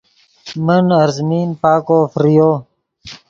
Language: Yidgha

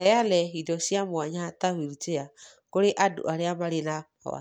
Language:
Kikuyu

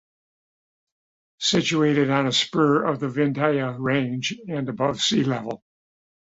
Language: English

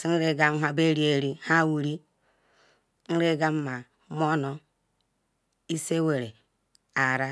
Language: Ikwere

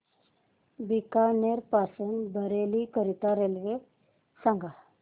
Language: Marathi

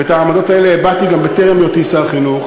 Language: Hebrew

